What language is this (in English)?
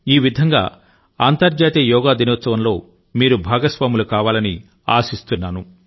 Telugu